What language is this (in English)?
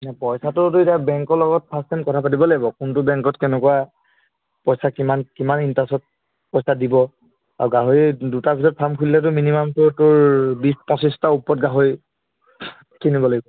Assamese